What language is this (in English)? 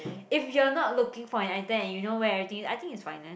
English